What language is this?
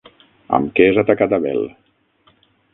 Catalan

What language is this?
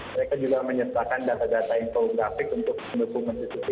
Indonesian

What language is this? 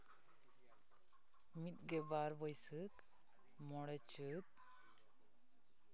Santali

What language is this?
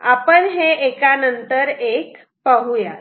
Marathi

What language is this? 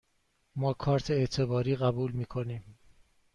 Persian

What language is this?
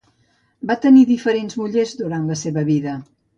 Catalan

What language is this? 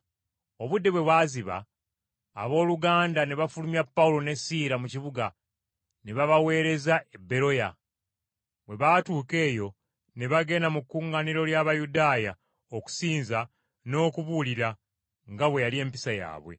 Ganda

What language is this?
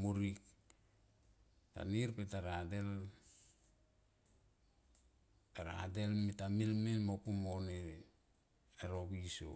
Tomoip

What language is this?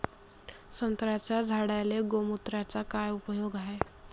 Marathi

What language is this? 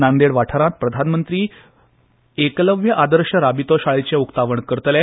Konkani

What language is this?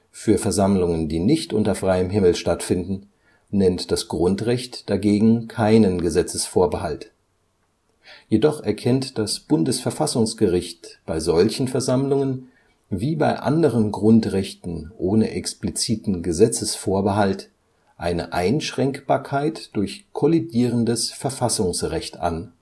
German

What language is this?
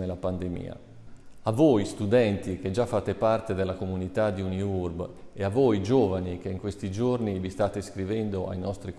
Italian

